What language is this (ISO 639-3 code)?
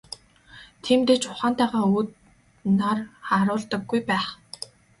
mon